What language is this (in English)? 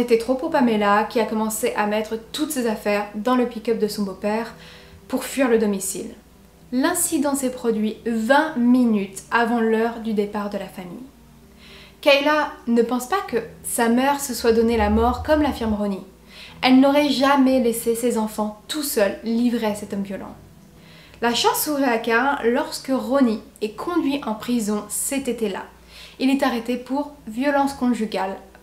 French